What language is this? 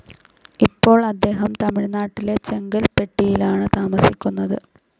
Malayalam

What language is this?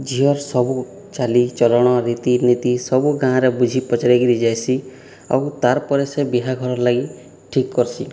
Odia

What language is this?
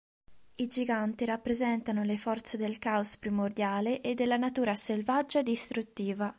Italian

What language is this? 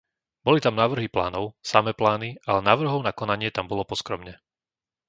Slovak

